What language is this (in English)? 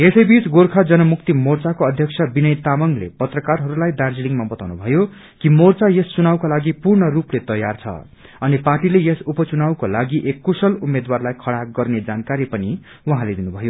Nepali